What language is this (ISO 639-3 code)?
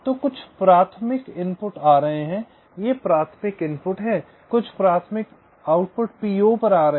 hin